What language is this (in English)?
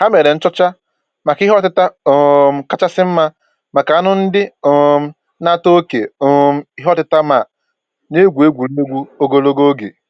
Igbo